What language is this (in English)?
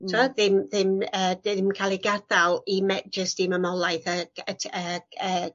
Welsh